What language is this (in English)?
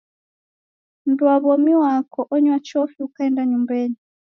Taita